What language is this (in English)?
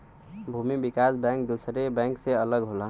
Bhojpuri